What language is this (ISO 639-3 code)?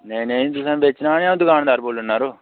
doi